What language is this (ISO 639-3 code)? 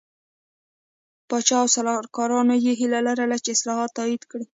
pus